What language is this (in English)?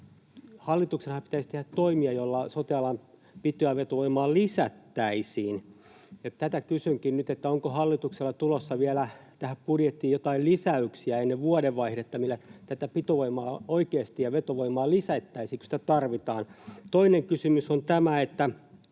Finnish